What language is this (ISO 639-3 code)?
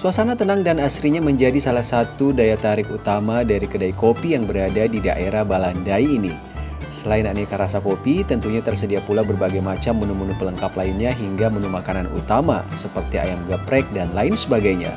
ind